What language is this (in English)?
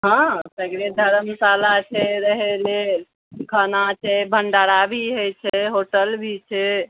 Maithili